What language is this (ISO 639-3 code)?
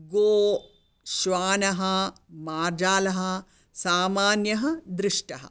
san